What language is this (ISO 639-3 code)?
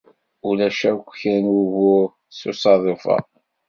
kab